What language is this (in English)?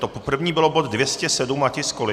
Czech